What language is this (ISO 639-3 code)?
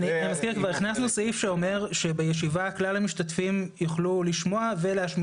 heb